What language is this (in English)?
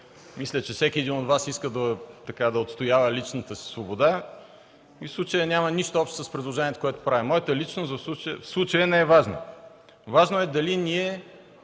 Bulgarian